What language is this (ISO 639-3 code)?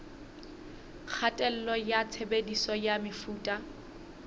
sot